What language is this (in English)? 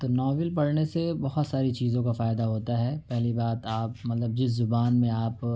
Urdu